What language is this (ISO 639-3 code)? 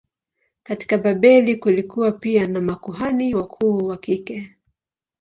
swa